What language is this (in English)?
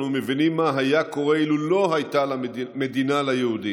Hebrew